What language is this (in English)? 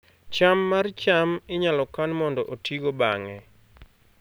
Luo (Kenya and Tanzania)